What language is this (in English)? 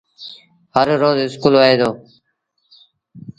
Sindhi Bhil